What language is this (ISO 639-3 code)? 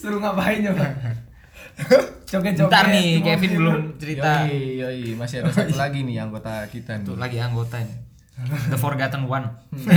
ind